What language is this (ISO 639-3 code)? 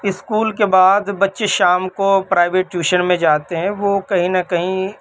urd